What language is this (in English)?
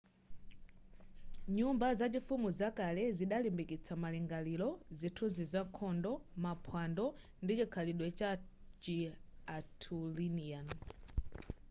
Nyanja